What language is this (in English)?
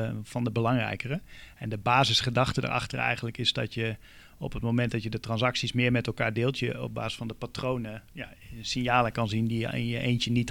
Dutch